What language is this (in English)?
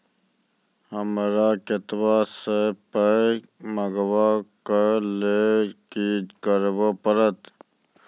Maithili